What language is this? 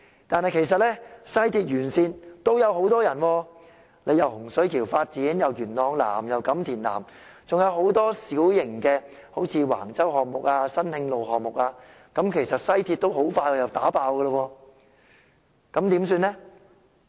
Cantonese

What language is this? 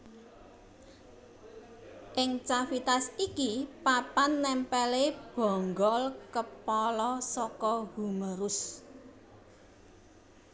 Javanese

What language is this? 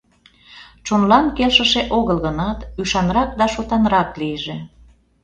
Mari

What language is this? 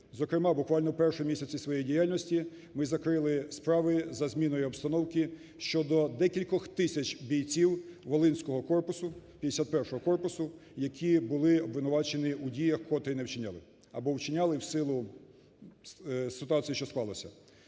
Ukrainian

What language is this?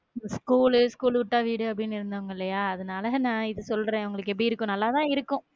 Tamil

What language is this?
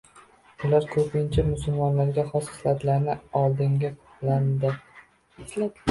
Uzbek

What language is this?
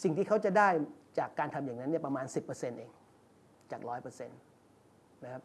Thai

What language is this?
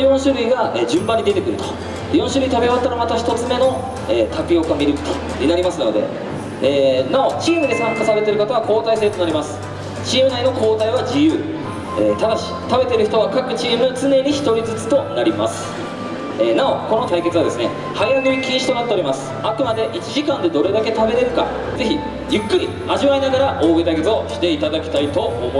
Japanese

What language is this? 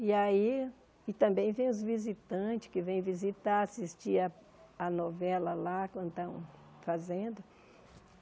Portuguese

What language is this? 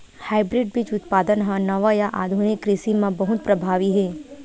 Chhattisgarhi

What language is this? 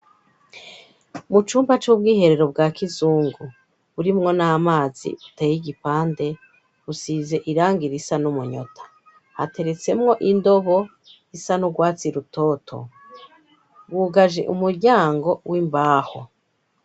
Rundi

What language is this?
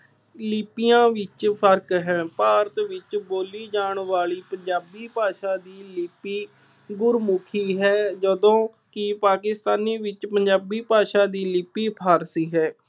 Punjabi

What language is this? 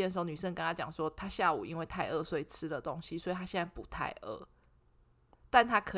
Chinese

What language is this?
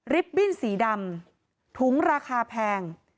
Thai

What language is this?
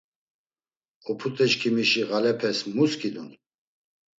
Laz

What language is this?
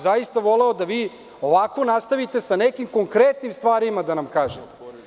Serbian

